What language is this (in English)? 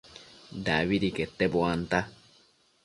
Matsés